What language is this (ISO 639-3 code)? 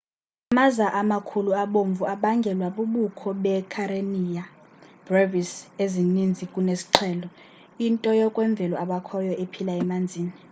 xho